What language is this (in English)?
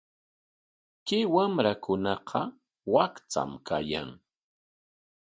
Corongo Ancash Quechua